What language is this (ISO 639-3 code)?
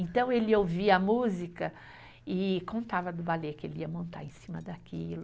por